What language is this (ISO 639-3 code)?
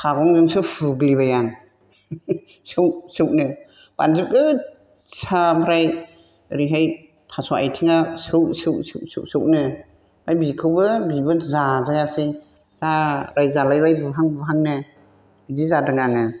brx